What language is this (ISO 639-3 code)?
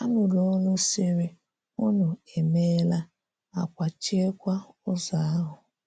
ibo